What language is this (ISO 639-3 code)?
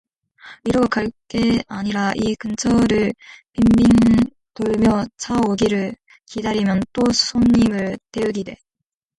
kor